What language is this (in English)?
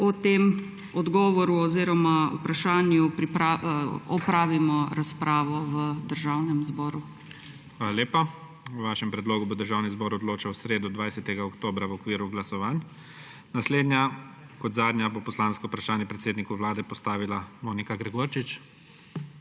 Slovenian